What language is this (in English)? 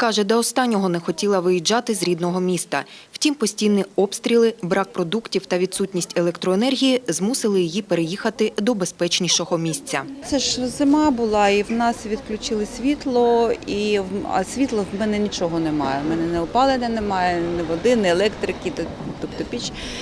Ukrainian